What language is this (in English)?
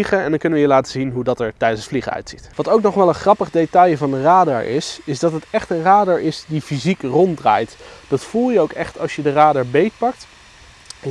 Dutch